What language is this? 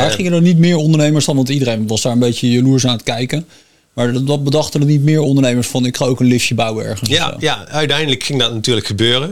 Dutch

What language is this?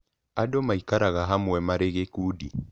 Kikuyu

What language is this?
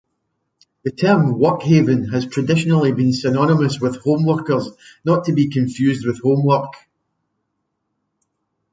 English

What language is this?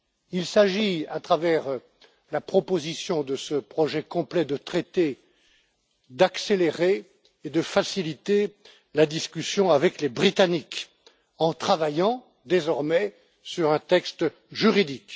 French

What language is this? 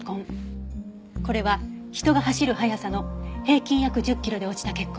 Japanese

